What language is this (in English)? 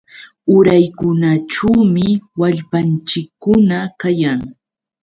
Yauyos Quechua